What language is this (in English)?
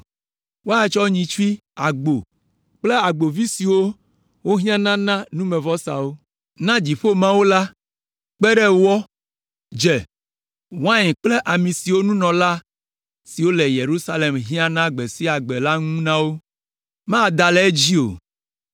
Ewe